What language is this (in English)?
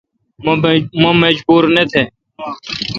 Kalkoti